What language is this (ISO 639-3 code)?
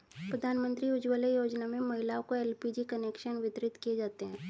hin